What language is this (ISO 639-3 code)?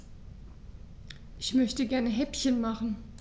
deu